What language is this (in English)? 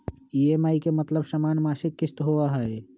Magahi